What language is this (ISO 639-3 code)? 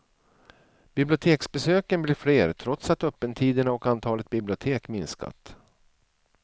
swe